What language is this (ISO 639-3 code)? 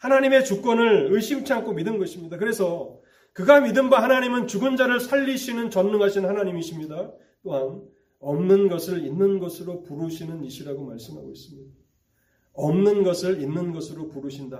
kor